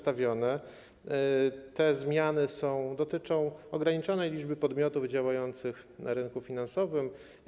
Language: Polish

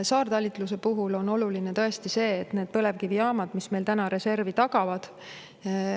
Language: Estonian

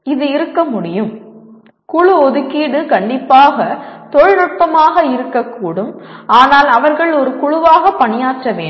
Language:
Tamil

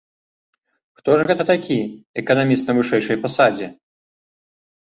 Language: Belarusian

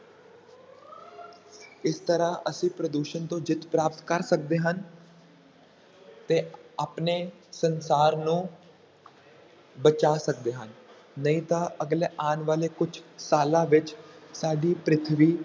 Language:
Punjabi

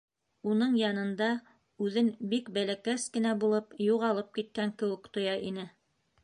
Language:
Bashkir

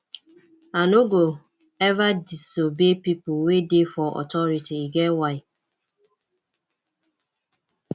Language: Nigerian Pidgin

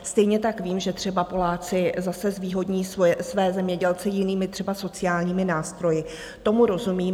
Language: Czech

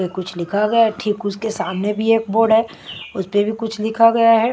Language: Hindi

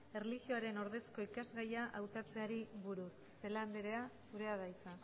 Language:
Basque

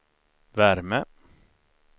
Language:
Swedish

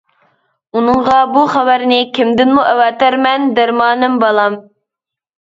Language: Uyghur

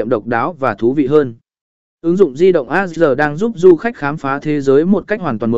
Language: Vietnamese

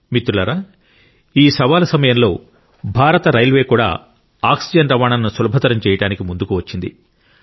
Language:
Telugu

